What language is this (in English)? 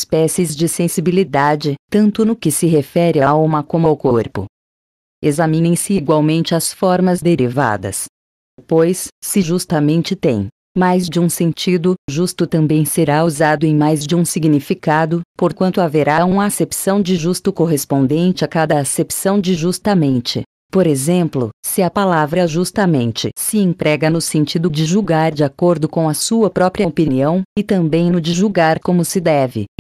Portuguese